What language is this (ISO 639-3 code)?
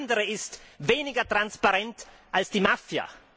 deu